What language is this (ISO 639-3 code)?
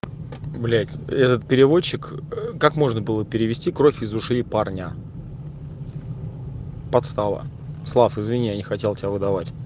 rus